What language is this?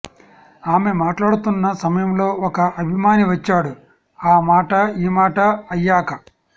Telugu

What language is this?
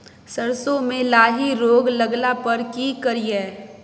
Maithili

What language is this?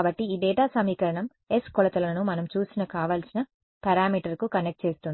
Telugu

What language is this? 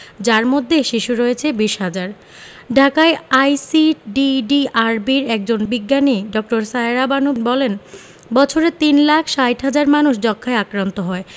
Bangla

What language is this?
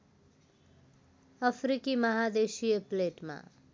Nepali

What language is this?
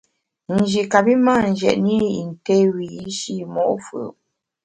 Bamun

